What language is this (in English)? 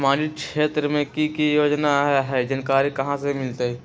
Magahi